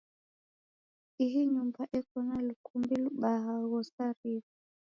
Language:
Taita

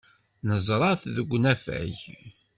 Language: Kabyle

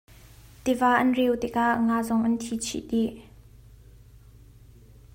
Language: Hakha Chin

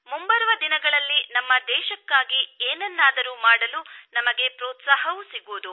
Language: Kannada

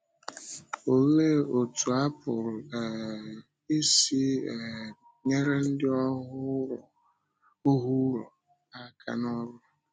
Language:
Igbo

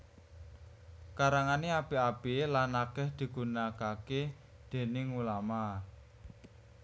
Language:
Javanese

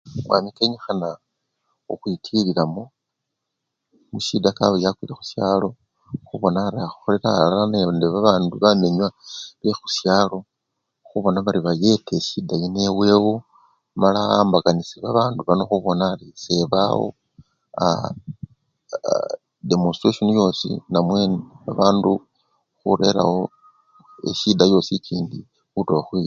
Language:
Luyia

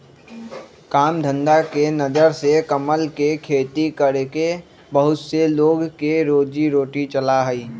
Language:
Magahi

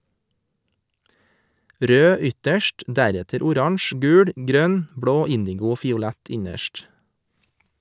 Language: Norwegian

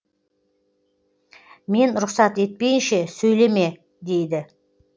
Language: Kazakh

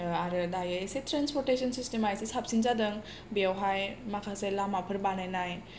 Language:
Bodo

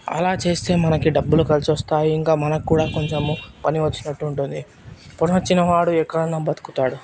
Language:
Telugu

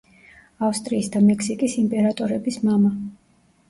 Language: Georgian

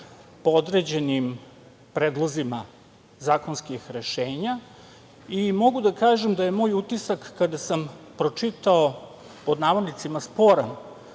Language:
Serbian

